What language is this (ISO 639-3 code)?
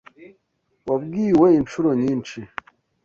kin